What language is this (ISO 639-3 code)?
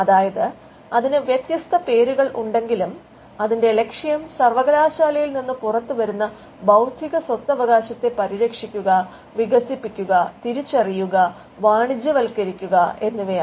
mal